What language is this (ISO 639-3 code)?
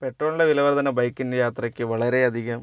mal